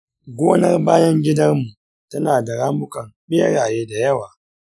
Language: Hausa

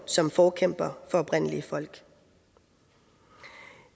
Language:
Danish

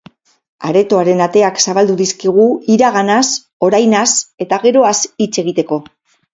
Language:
Basque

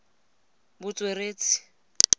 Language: Tswana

